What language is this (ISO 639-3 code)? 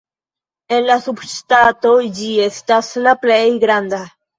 epo